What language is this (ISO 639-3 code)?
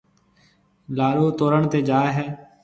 mve